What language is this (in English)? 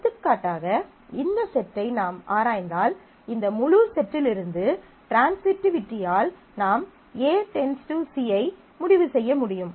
Tamil